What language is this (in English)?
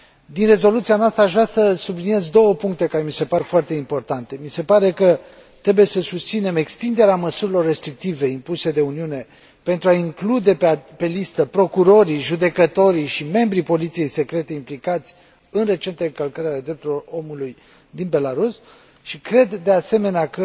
Romanian